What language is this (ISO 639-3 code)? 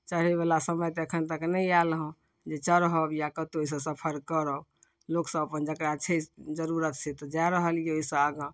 mai